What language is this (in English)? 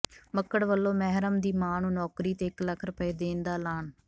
Punjabi